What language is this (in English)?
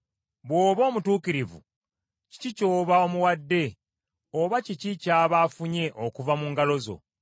Ganda